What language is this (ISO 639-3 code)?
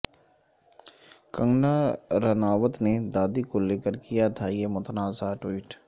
urd